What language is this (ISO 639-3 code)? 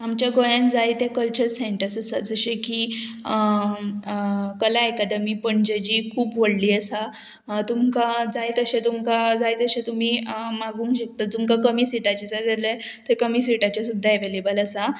kok